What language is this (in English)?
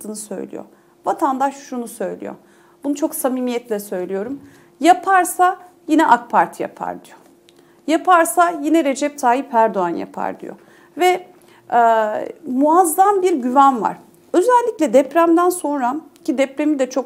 Turkish